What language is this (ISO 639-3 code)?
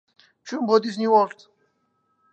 ckb